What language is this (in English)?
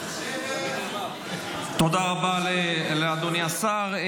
Hebrew